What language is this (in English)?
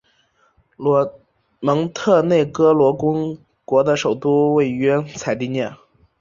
Chinese